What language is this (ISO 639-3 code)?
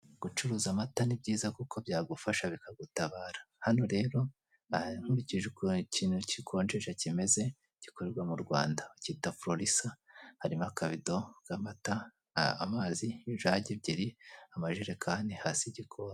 kin